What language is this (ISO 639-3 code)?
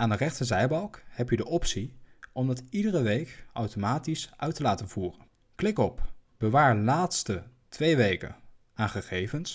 nld